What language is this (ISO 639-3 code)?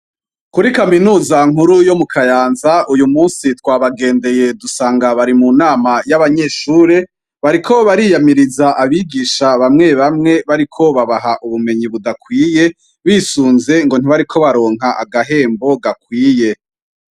run